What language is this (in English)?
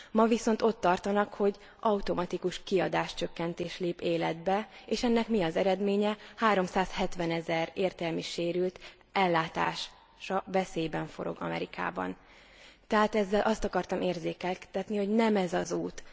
Hungarian